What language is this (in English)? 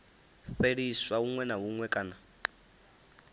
Venda